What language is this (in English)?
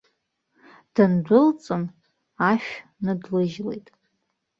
Abkhazian